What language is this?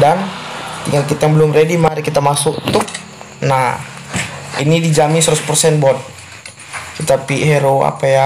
Indonesian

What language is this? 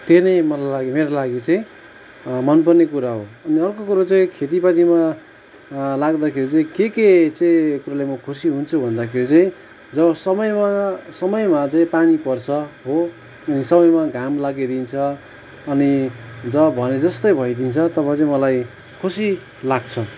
Nepali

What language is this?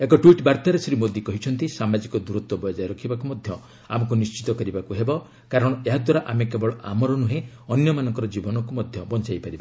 Odia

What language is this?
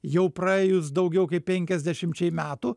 Lithuanian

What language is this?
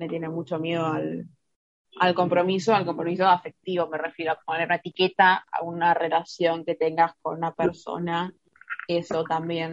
Spanish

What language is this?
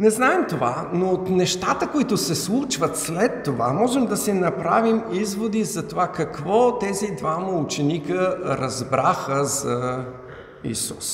Bulgarian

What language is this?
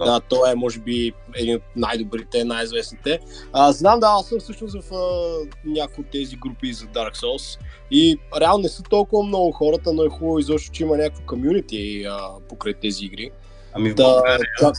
Bulgarian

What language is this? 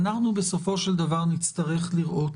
Hebrew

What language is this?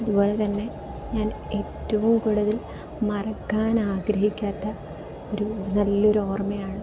Malayalam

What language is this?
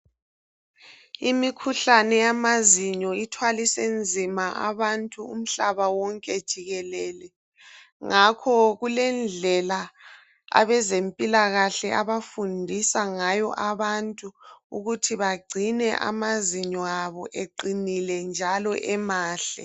North Ndebele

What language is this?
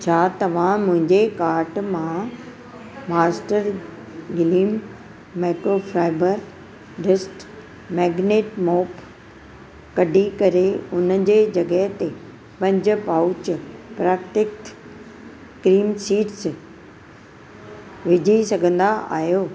Sindhi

